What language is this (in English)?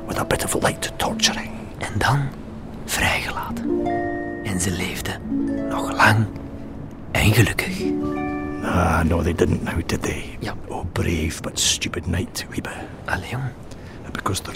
Dutch